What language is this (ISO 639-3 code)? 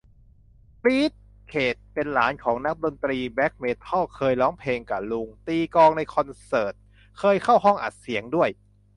tha